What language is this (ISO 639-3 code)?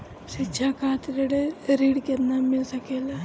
bho